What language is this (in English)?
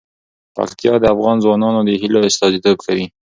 Pashto